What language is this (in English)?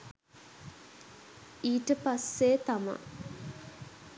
Sinhala